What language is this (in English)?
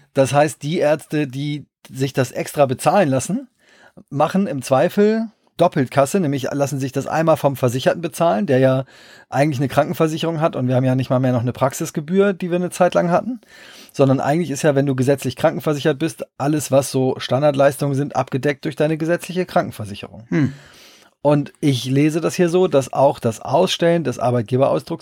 German